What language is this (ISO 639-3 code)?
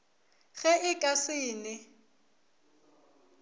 nso